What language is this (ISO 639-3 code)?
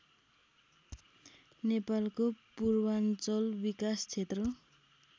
nep